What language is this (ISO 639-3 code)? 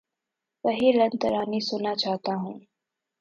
urd